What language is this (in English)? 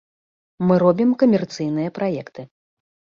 Belarusian